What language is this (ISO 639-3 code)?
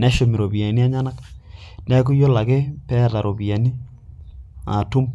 mas